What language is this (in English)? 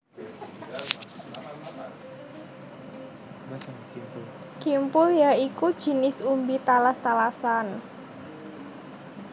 Javanese